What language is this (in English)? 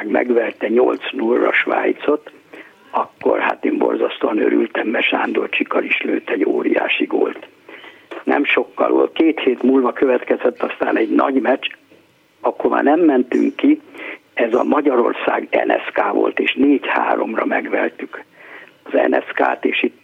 Hungarian